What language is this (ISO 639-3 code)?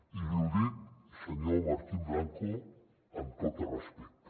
cat